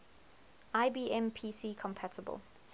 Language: English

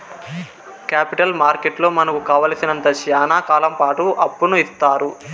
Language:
Telugu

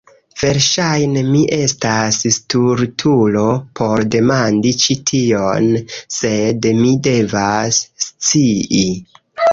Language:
Esperanto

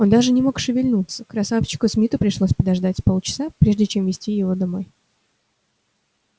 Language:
Russian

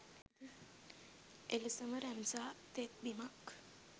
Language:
Sinhala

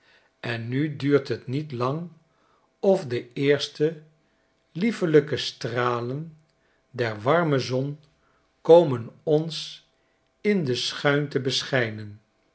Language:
Dutch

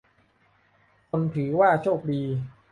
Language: Thai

